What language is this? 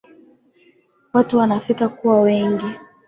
Swahili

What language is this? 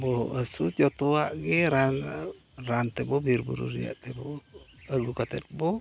Santali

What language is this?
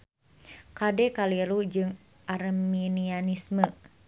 Sundanese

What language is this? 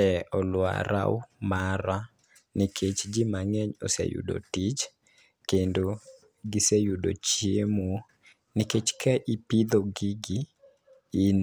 Luo (Kenya and Tanzania)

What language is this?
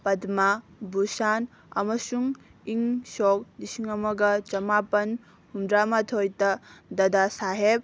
Manipuri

